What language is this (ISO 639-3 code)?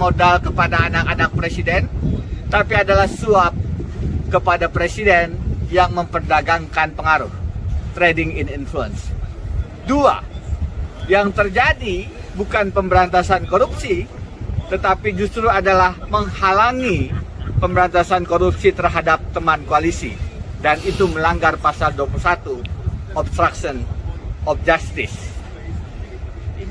ind